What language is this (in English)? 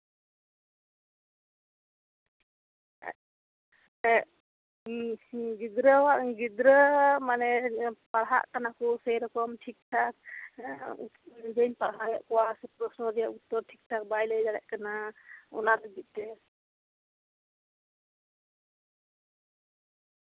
Santali